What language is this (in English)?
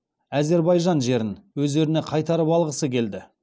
Kazakh